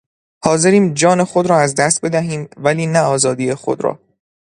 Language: Persian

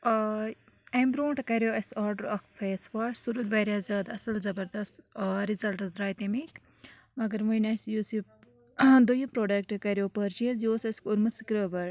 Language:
Kashmiri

